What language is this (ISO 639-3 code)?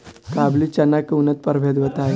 bho